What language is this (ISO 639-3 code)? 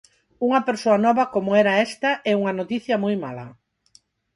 glg